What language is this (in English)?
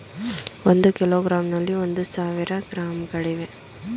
Kannada